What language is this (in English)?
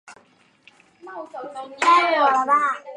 Chinese